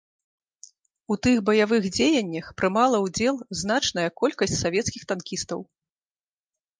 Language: Belarusian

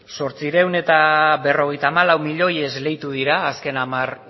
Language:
Basque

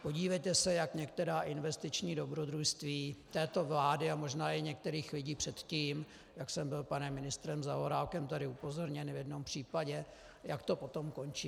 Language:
Czech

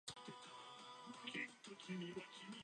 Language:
Japanese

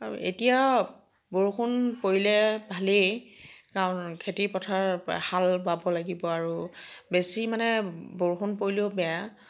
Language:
Assamese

